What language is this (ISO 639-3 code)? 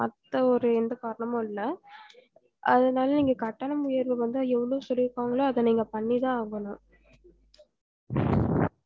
tam